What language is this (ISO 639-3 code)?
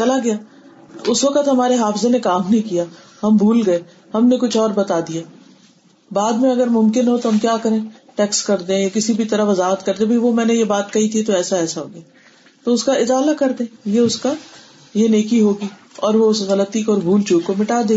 urd